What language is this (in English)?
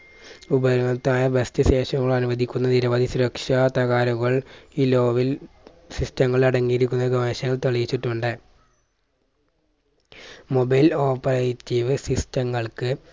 Malayalam